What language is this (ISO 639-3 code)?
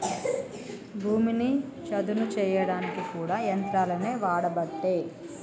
tel